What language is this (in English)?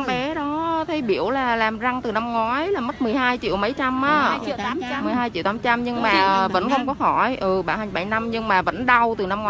Vietnamese